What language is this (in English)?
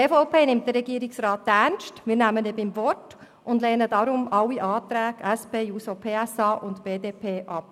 Swiss German